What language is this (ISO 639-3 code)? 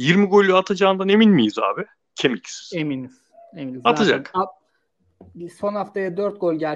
tur